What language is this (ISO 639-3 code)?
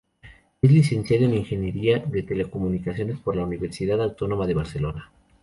spa